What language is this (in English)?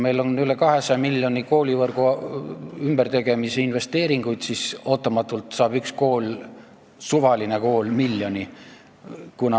Estonian